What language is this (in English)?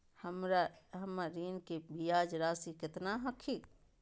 Magahi